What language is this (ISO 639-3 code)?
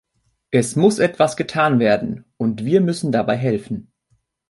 deu